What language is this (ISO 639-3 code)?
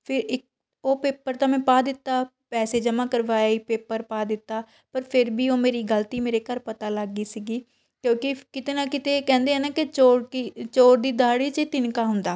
pan